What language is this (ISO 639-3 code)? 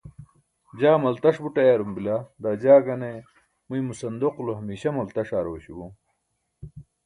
bsk